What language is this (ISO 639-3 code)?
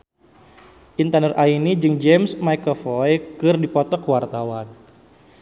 sun